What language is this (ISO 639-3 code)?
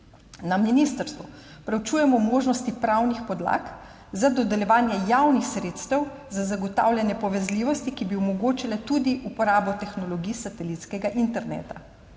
slv